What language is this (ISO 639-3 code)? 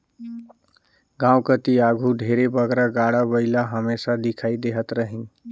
hne